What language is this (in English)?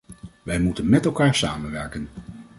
Dutch